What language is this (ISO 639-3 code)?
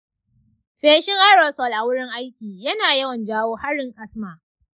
hau